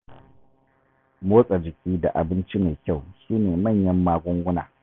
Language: Hausa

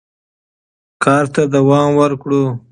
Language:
Pashto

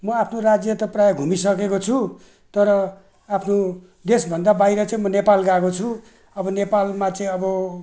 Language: Nepali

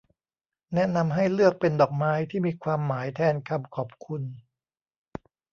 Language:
Thai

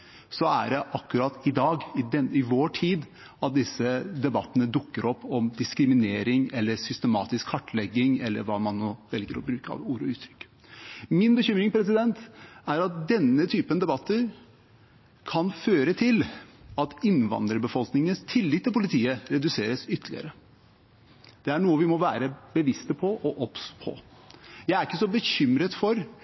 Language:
Norwegian Bokmål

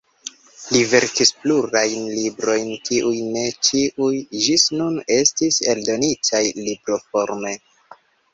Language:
Esperanto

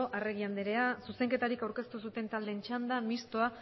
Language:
Basque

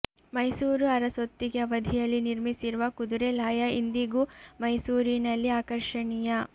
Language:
Kannada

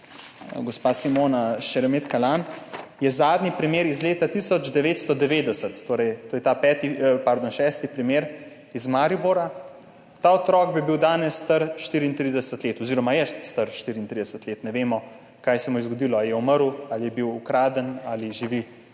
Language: Slovenian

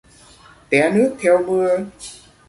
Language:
Vietnamese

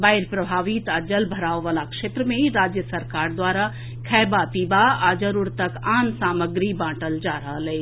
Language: Maithili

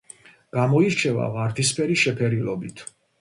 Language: Georgian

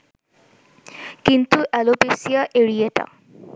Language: Bangla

